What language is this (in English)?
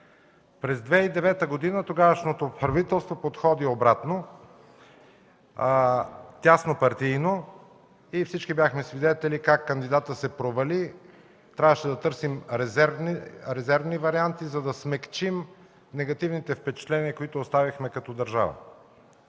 Bulgarian